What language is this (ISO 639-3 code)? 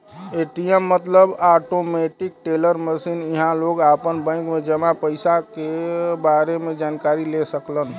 bho